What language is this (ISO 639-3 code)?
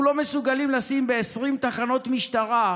heb